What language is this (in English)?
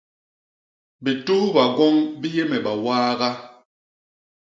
Basaa